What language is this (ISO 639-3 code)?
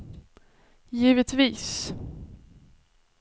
swe